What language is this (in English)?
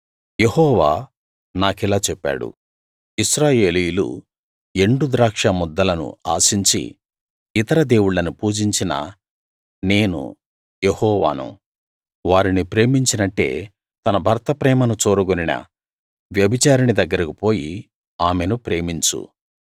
Telugu